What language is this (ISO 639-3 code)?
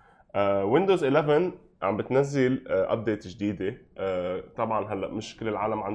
ara